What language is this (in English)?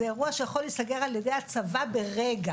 Hebrew